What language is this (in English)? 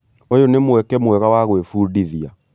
Kikuyu